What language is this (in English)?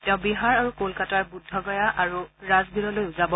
Assamese